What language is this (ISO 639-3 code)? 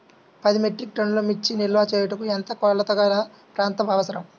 tel